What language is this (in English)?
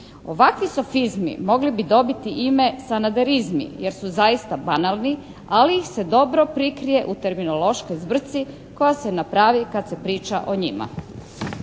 Croatian